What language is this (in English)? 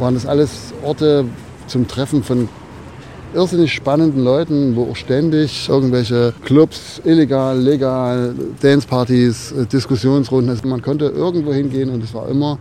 German